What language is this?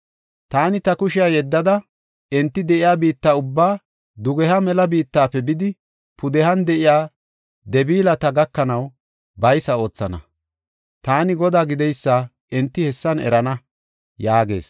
Gofa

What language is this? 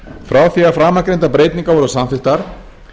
Icelandic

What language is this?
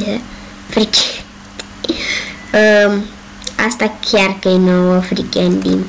Romanian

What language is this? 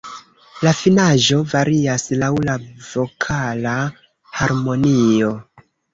Esperanto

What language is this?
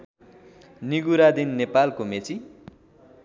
Nepali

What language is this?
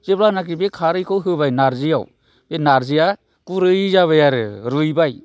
Bodo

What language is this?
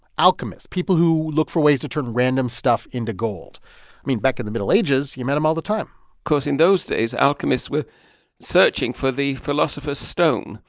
English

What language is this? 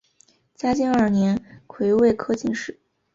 Chinese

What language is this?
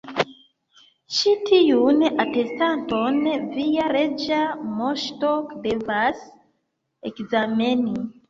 Esperanto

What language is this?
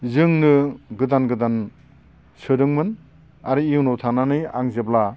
Bodo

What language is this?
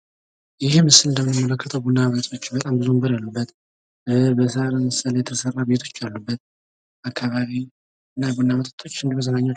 Amharic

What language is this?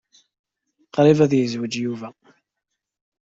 Kabyle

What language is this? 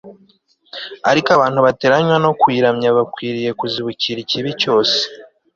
Kinyarwanda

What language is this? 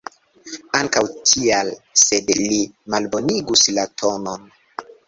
Esperanto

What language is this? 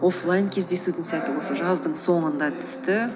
Kazakh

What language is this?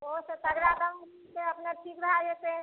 Maithili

